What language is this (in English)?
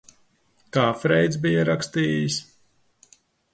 Latvian